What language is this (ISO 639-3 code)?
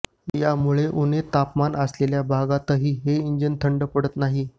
mar